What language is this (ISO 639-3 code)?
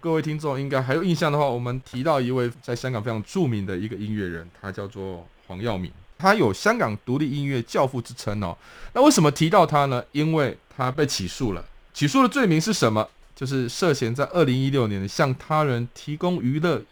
zho